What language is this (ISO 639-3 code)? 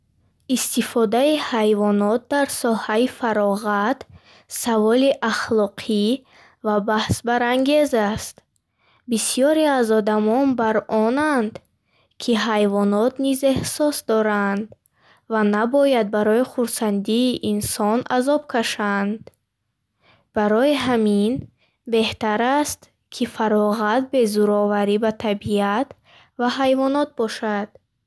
bhh